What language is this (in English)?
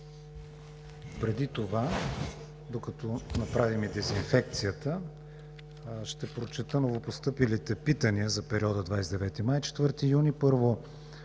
Bulgarian